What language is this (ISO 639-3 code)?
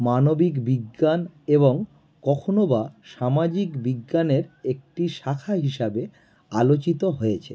ben